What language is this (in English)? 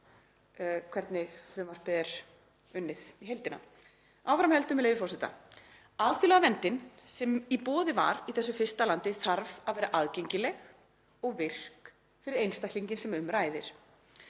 Icelandic